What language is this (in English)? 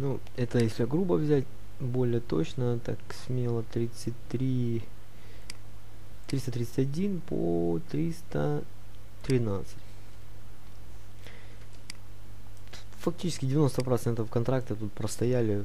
Russian